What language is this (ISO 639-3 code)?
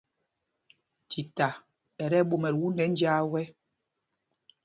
mgg